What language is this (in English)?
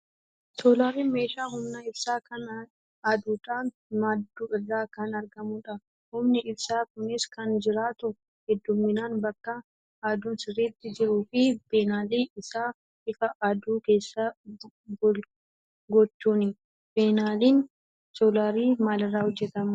Oromo